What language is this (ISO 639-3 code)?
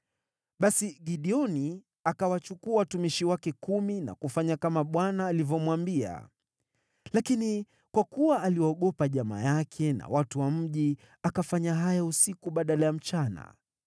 swa